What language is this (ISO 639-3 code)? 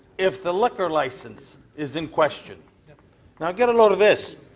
eng